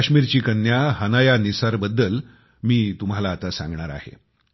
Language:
Marathi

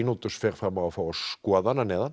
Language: Icelandic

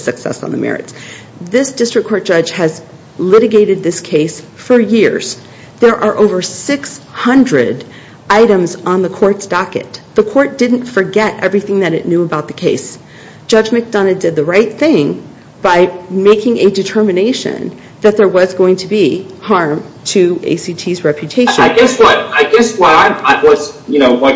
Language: English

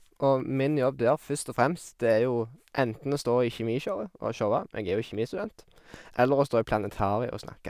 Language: Norwegian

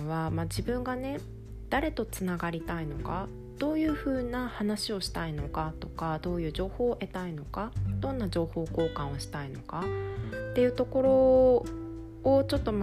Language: Japanese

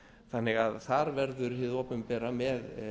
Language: Icelandic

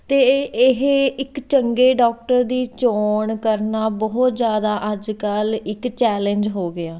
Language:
Punjabi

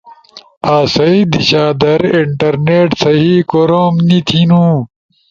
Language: Ushojo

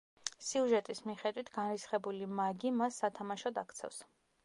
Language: Georgian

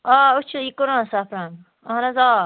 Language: Kashmiri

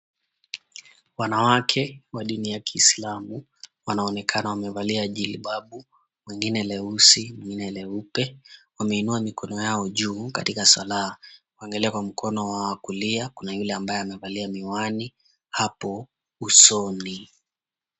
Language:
Swahili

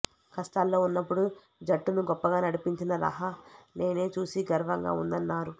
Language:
Telugu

